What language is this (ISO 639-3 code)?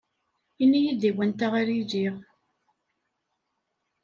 kab